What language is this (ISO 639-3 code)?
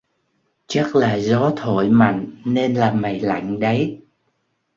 vie